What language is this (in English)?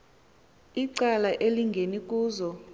Xhosa